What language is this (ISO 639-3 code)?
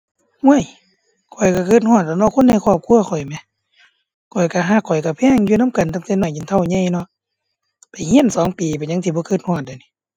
tha